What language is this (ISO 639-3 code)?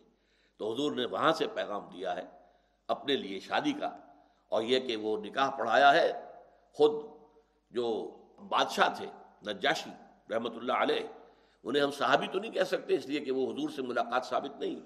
urd